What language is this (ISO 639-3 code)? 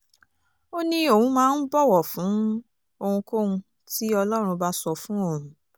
yor